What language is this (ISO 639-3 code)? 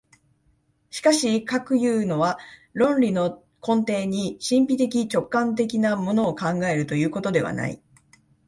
jpn